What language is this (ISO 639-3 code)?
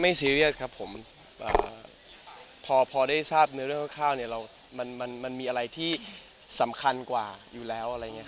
tha